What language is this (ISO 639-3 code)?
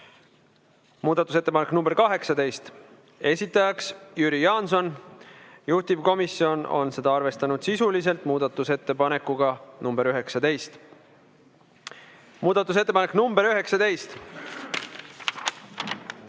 est